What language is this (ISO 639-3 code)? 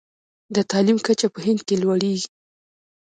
pus